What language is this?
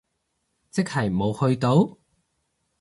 Cantonese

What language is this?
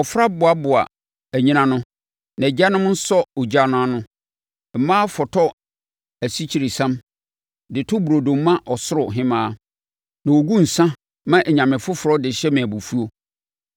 Akan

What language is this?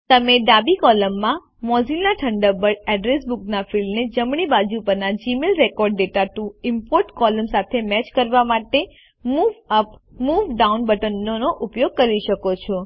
Gujarati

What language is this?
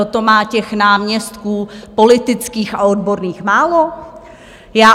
Czech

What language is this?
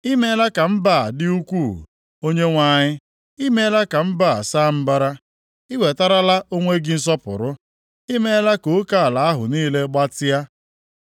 Igbo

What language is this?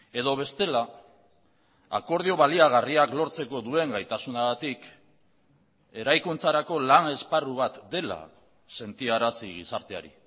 Basque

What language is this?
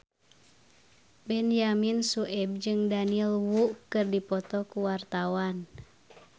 Sundanese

